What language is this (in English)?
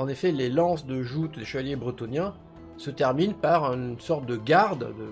French